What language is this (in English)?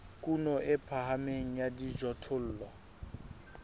Southern Sotho